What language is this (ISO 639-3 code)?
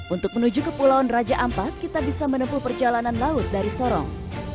ind